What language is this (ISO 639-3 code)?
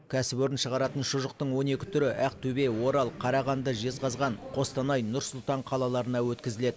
kaz